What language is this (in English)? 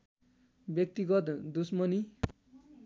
Nepali